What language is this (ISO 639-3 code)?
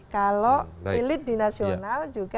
ind